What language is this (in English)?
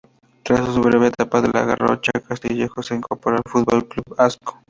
Spanish